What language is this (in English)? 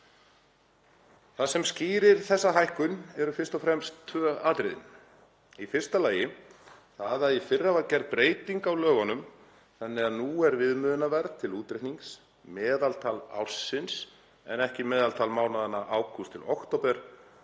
Icelandic